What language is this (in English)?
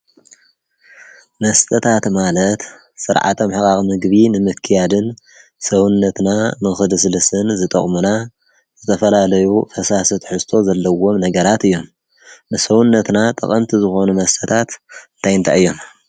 Tigrinya